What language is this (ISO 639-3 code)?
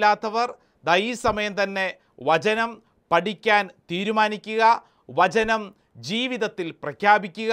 mal